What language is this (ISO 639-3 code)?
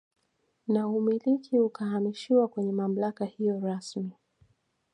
swa